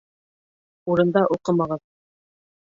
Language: Bashkir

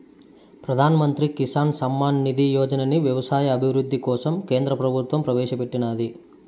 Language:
Telugu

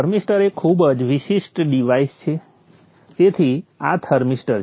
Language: Gujarati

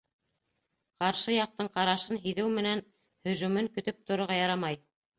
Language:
Bashkir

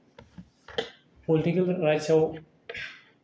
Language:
Bodo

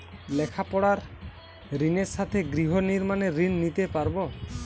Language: Bangla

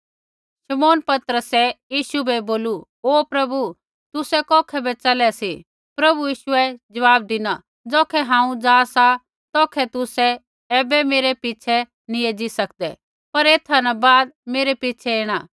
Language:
Kullu Pahari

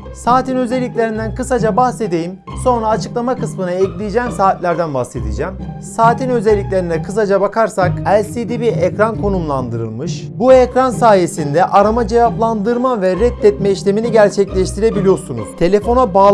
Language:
Turkish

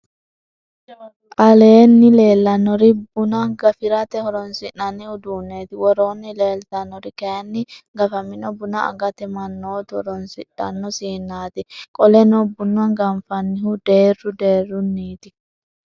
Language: Sidamo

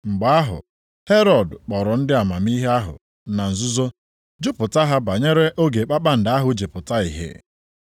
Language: Igbo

